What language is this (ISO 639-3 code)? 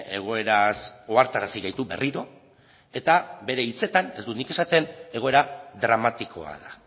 eus